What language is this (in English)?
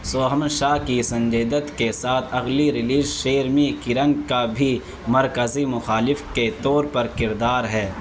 Urdu